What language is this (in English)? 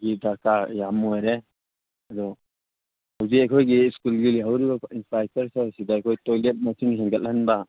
Manipuri